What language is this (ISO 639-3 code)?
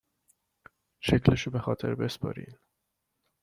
fas